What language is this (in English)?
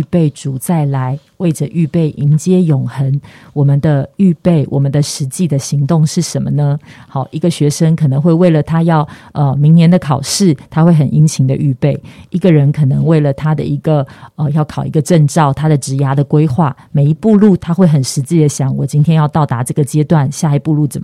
Chinese